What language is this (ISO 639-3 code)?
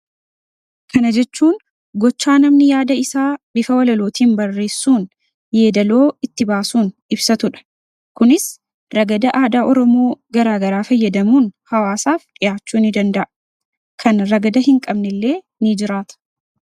orm